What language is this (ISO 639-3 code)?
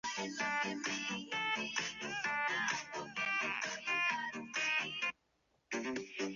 zho